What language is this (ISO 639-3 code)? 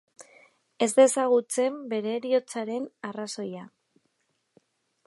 eus